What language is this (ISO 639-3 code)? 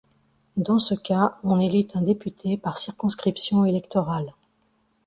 fra